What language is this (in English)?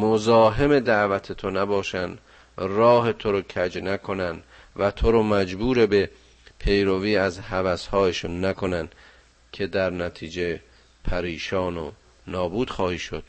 Persian